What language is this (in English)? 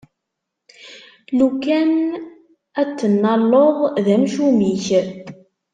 Kabyle